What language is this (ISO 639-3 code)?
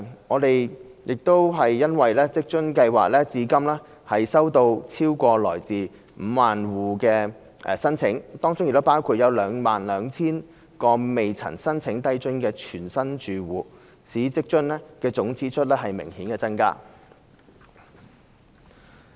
yue